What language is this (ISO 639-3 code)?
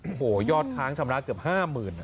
tha